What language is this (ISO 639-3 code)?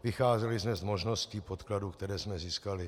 ces